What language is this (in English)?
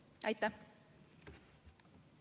Estonian